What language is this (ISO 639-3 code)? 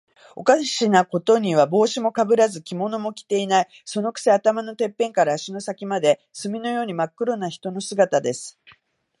jpn